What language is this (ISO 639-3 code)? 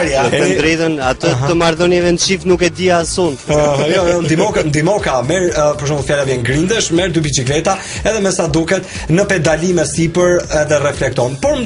ron